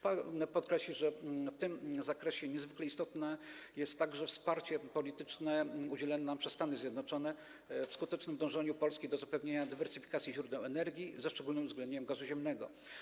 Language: Polish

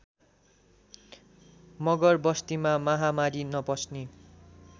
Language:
Nepali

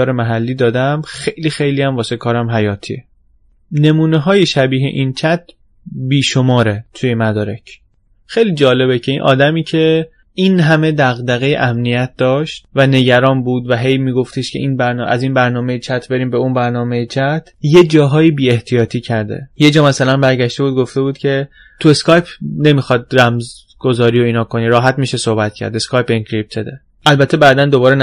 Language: Persian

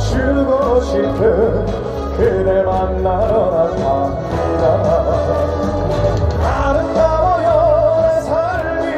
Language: Korean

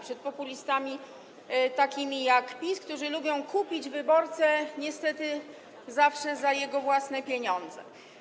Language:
Polish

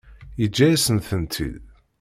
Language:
Kabyle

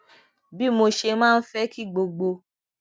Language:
Yoruba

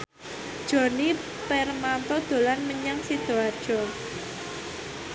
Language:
Javanese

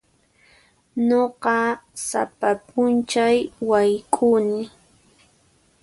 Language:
Puno Quechua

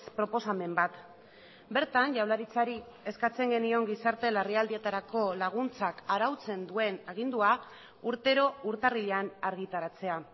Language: Basque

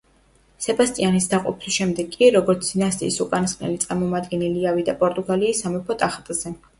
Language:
Georgian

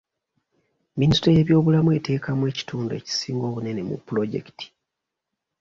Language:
Ganda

